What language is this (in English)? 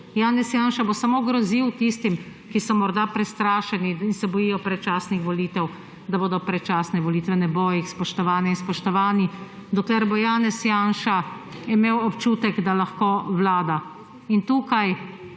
Slovenian